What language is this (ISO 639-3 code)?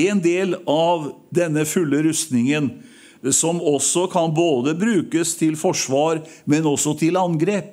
nor